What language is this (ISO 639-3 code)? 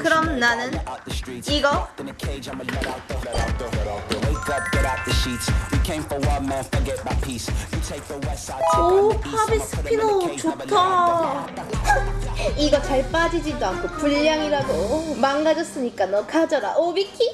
kor